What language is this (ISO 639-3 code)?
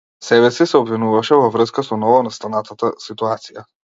mkd